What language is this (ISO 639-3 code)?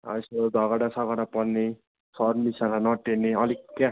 nep